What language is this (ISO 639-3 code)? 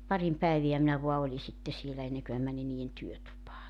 fin